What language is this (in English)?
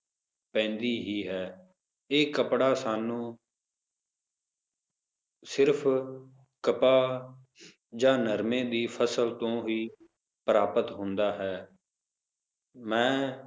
Punjabi